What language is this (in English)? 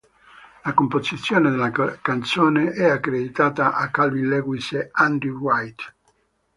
Italian